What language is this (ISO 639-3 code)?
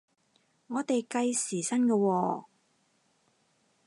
yue